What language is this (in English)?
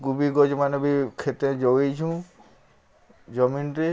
Odia